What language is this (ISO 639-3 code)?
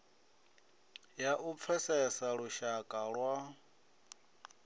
ven